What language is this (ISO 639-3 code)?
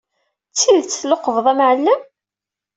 kab